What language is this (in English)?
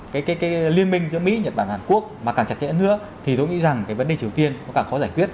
Vietnamese